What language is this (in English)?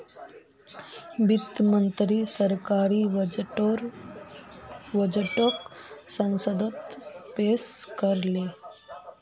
Magahi